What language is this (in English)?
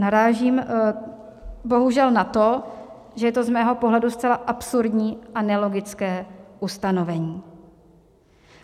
Czech